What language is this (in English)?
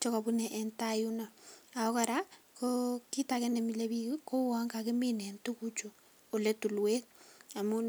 Kalenjin